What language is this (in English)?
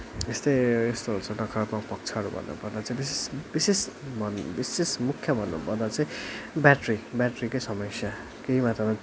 Nepali